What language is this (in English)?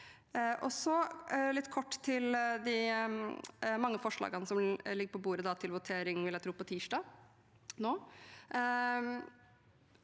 Norwegian